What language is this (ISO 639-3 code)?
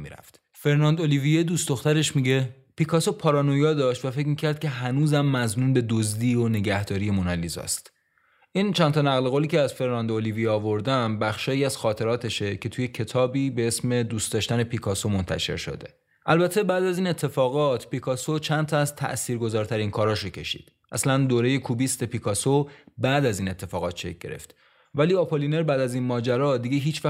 fas